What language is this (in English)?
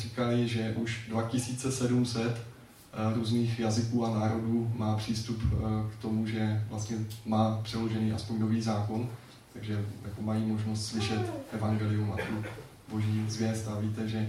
Czech